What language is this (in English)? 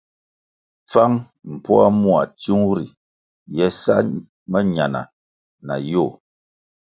Kwasio